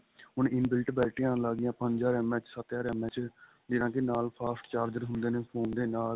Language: Punjabi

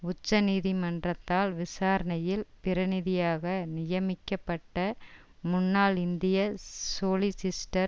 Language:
Tamil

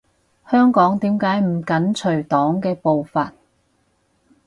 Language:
Cantonese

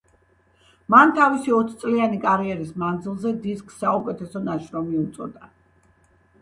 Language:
Georgian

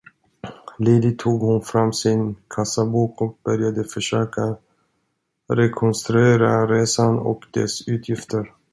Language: Swedish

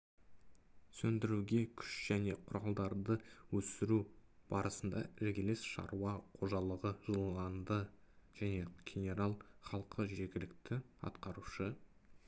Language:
Kazakh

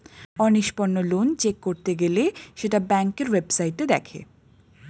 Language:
Bangla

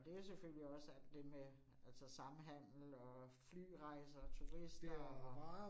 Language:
Danish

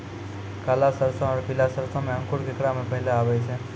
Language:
Maithili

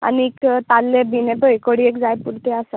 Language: Konkani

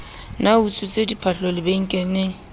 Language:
Southern Sotho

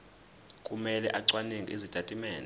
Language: Zulu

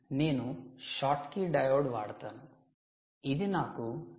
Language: Telugu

